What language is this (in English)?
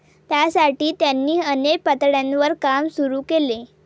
Marathi